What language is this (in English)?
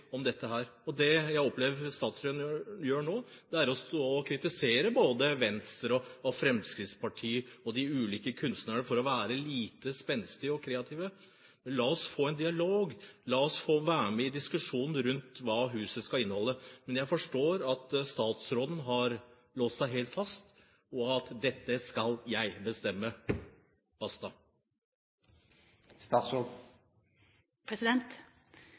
Norwegian Bokmål